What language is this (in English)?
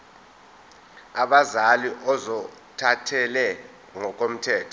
Zulu